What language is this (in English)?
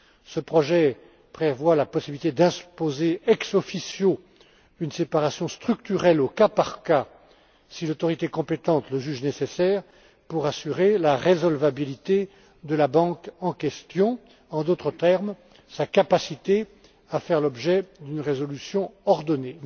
French